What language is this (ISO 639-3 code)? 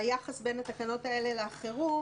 heb